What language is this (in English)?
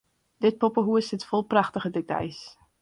Western Frisian